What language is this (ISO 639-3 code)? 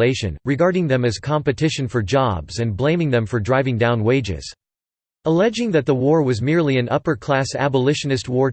eng